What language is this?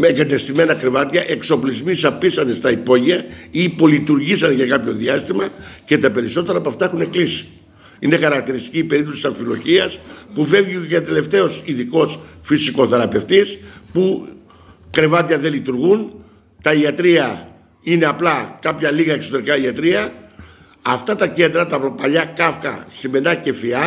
Greek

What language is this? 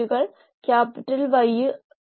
Malayalam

